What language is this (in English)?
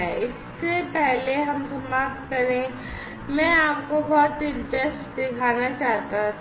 Hindi